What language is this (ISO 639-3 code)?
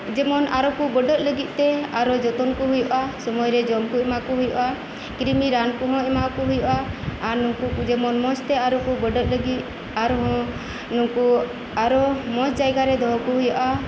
sat